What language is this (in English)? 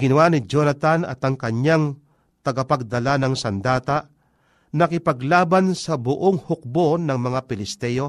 Filipino